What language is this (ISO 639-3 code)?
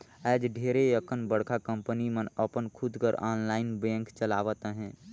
hne